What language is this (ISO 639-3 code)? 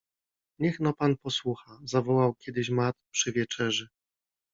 pol